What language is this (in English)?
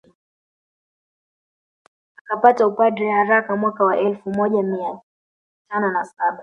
Swahili